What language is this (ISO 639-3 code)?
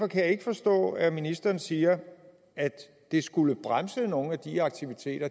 dan